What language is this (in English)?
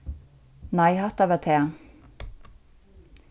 Faroese